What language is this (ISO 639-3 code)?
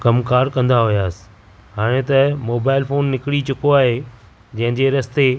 snd